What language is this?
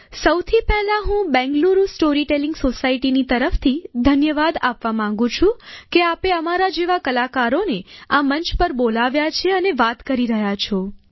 Gujarati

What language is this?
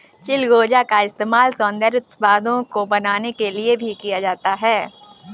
Hindi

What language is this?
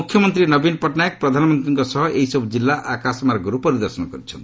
Odia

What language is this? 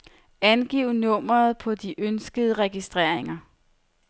Danish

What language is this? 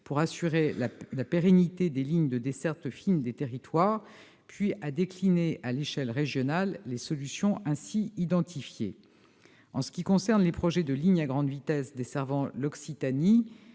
French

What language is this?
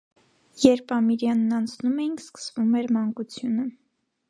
Armenian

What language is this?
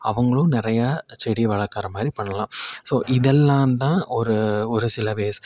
Tamil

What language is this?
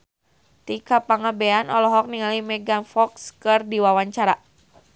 Sundanese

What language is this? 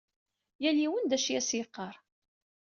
Kabyle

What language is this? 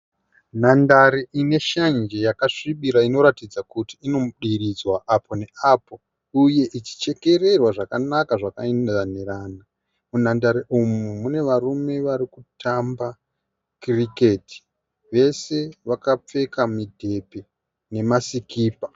Shona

